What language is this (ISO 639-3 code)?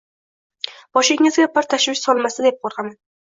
uzb